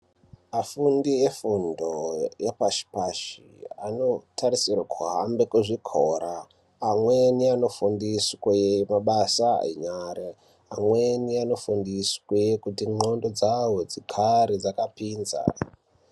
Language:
Ndau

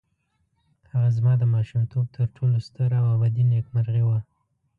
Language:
Pashto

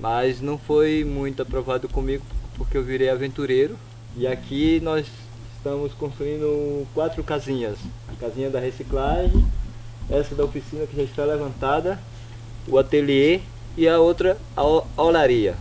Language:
Portuguese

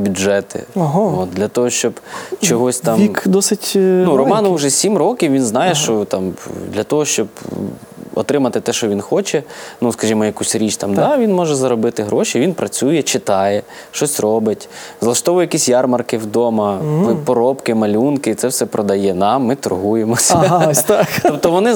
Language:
Ukrainian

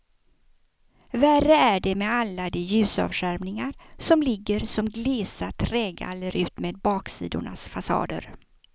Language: Swedish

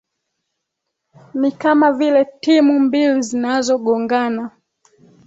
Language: Swahili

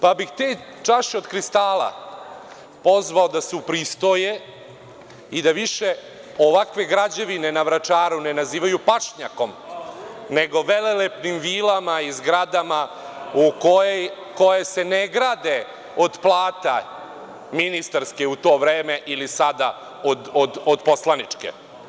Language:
Serbian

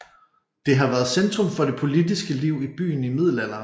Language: Danish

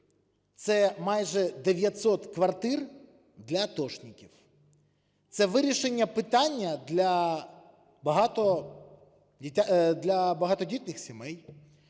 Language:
Ukrainian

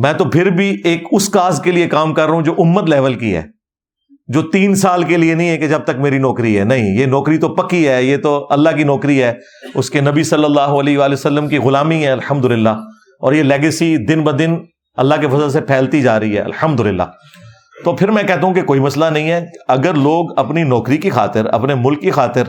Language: Urdu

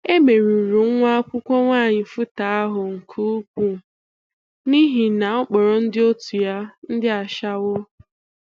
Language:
Igbo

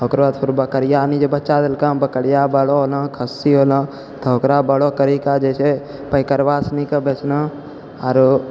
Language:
Maithili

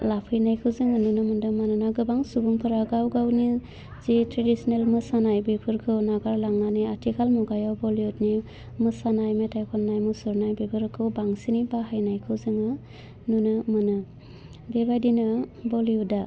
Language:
Bodo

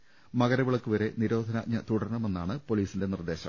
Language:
Malayalam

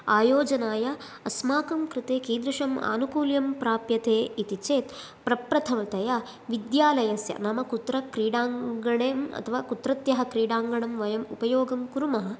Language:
Sanskrit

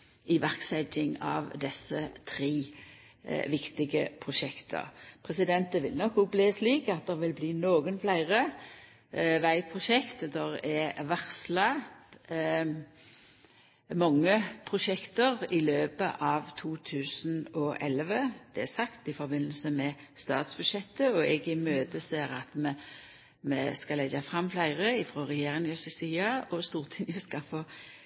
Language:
Norwegian Nynorsk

